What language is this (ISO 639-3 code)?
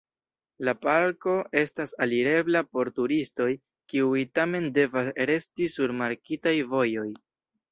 epo